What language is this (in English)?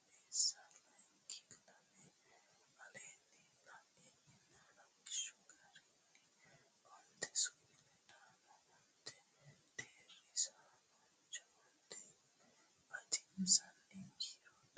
Sidamo